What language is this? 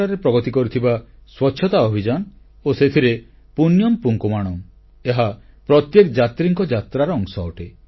Odia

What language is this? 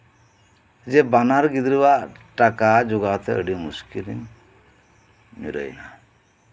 Santali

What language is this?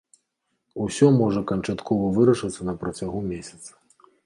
Belarusian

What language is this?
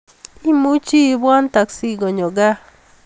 Kalenjin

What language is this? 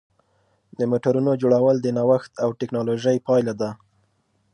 Pashto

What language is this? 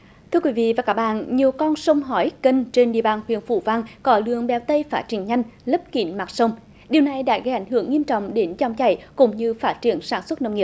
Vietnamese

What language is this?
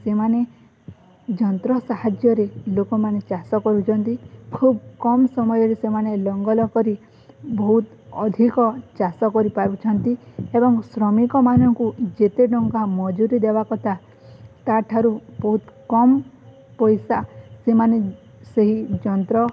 Odia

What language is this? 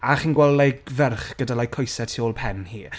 Welsh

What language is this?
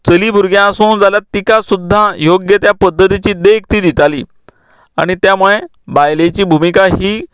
Konkani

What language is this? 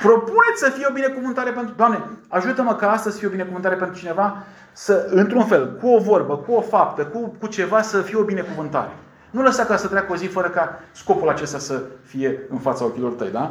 Romanian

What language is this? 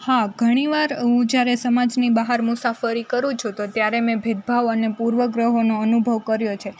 Gujarati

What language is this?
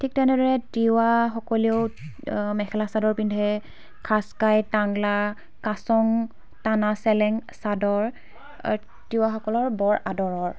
Assamese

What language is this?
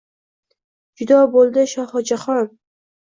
Uzbek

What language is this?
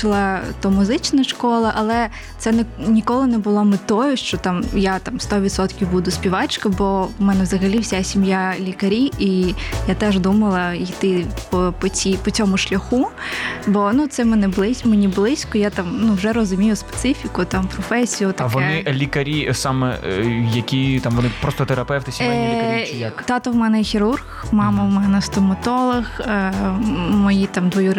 Ukrainian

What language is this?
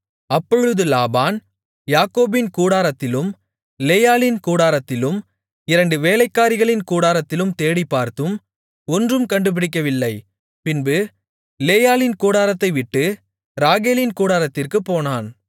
Tamil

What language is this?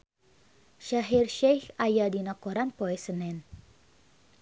Sundanese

